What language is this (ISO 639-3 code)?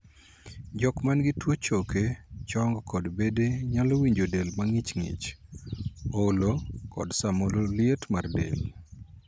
luo